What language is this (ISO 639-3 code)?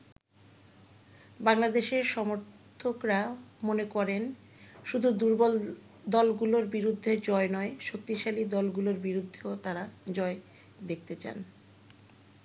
ben